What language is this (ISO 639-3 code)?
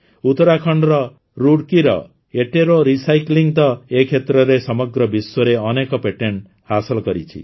ori